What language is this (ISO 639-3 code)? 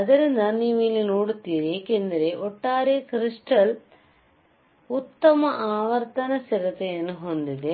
kan